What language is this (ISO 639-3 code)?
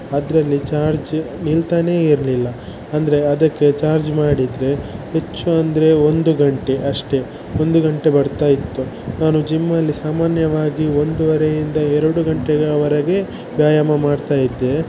kan